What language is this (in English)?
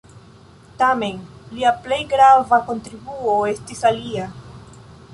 Esperanto